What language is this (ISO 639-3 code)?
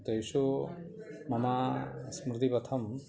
san